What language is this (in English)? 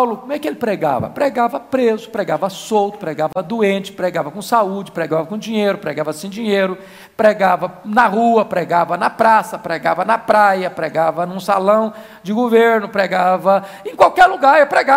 Portuguese